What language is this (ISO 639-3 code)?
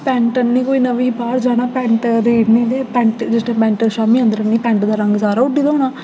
doi